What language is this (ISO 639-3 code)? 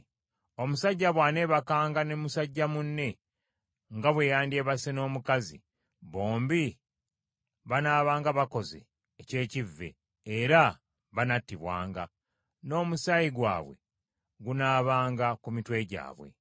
lug